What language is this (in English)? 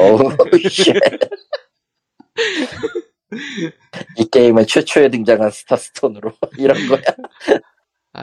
Korean